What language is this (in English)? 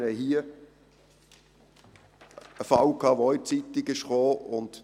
Swiss German